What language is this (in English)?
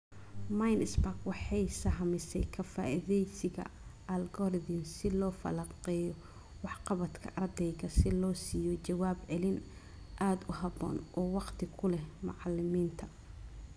Somali